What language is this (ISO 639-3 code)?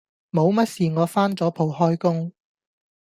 yue